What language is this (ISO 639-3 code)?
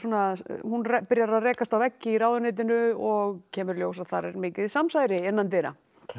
isl